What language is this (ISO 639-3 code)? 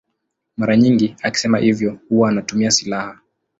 swa